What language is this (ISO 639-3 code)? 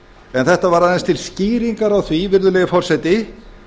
isl